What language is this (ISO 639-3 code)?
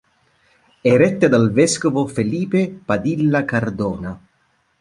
ita